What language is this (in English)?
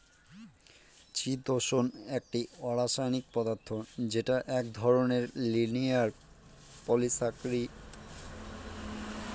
Bangla